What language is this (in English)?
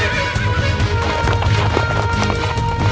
Indonesian